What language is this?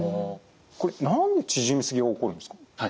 Japanese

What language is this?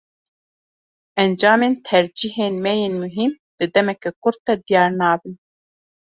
Kurdish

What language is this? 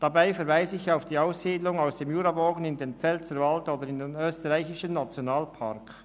Swiss German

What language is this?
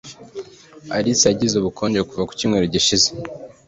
Kinyarwanda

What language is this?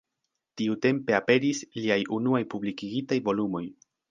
Esperanto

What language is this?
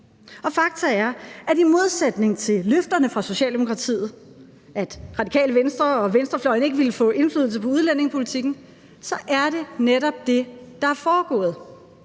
Danish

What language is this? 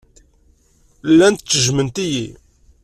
Kabyle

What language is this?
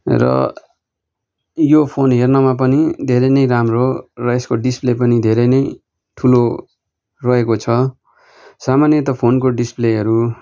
Nepali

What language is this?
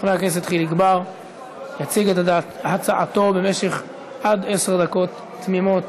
Hebrew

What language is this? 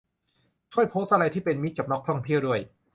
Thai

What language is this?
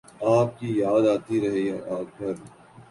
Urdu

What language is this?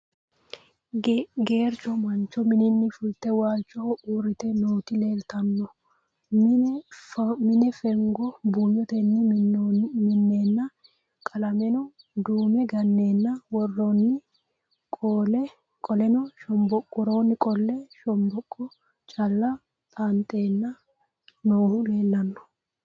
Sidamo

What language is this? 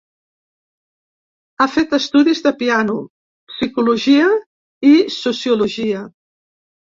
Catalan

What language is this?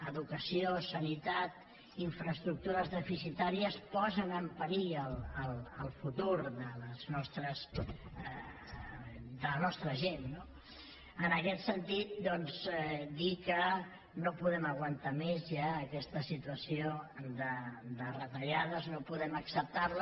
Catalan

